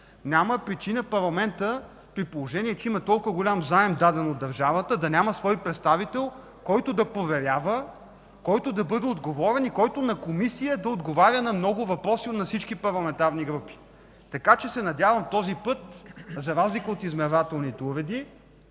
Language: Bulgarian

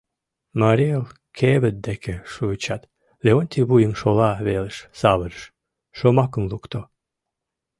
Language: Mari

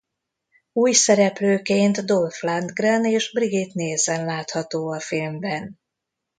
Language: Hungarian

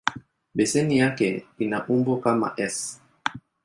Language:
Swahili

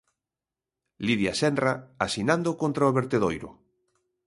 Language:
Galician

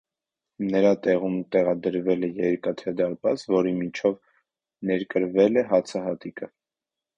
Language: Armenian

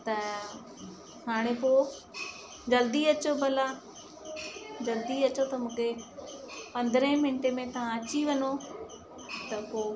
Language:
Sindhi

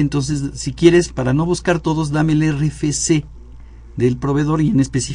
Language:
Spanish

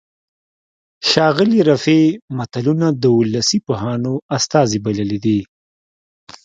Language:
Pashto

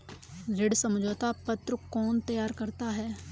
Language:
Hindi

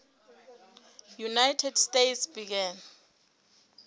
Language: Southern Sotho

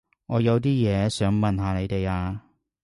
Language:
Cantonese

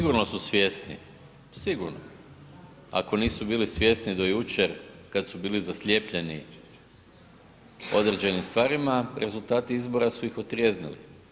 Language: Croatian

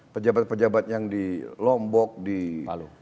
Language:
Indonesian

